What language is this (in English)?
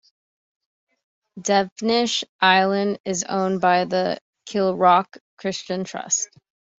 English